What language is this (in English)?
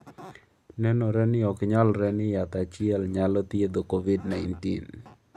Luo (Kenya and Tanzania)